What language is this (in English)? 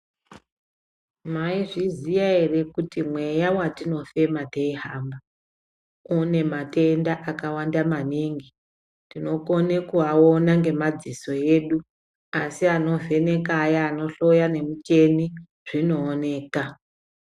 Ndau